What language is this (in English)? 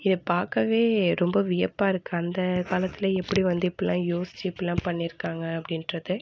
Tamil